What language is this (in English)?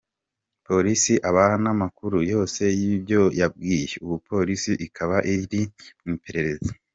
Kinyarwanda